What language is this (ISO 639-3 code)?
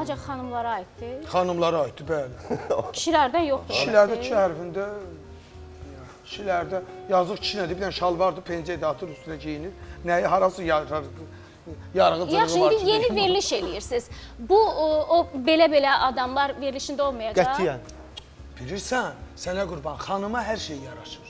tur